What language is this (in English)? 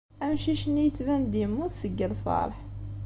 Kabyle